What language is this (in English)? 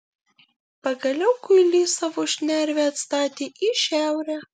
Lithuanian